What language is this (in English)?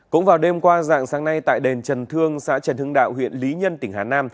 Vietnamese